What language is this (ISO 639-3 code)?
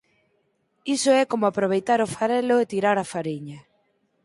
glg